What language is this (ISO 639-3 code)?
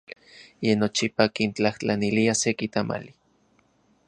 ncx